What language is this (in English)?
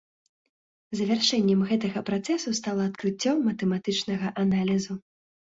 Belarusian